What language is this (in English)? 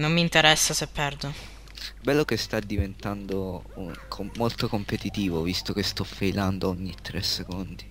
Italian